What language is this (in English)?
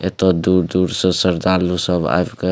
Maithili